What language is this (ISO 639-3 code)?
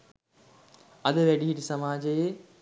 sin